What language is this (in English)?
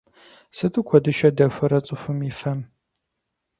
Kabardian